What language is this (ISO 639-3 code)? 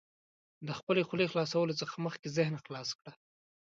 pus